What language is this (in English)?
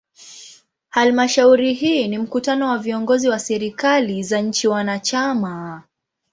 Swahili